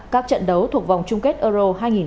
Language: Vietnamese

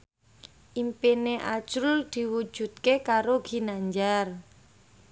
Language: Javanese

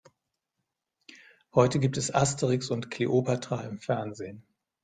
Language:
German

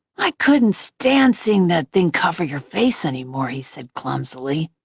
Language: English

